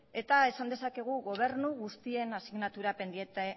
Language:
Basque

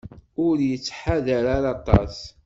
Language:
Kabyle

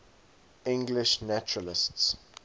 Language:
English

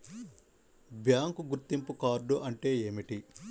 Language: Telugu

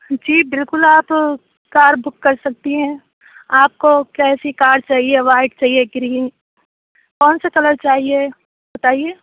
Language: Urdu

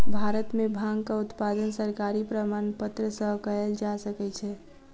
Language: Maithili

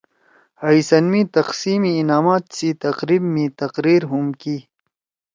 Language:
Torwali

